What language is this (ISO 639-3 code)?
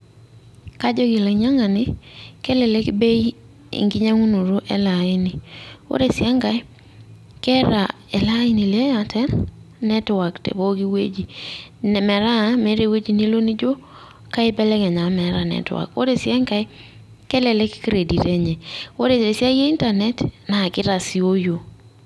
mas